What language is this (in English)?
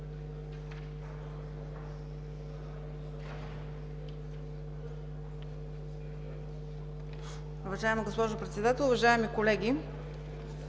Bulgarian